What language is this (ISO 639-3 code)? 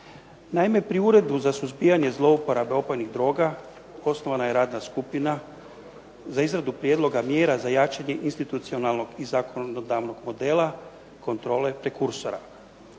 hrv